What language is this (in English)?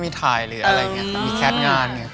Thai